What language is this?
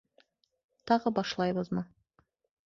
Bashkir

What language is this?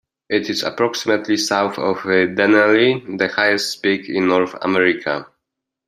English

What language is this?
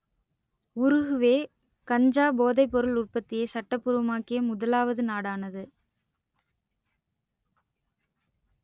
Tamil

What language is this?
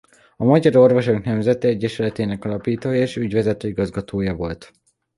Hungarian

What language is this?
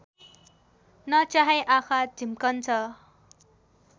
Nepali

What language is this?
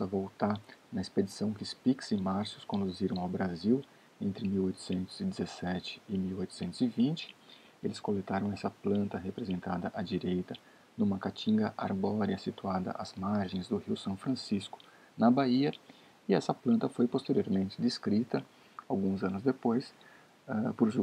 Portuguese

